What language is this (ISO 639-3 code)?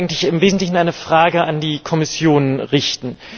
deu